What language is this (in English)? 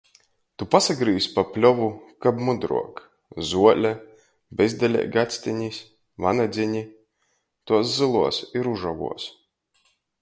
Latgalian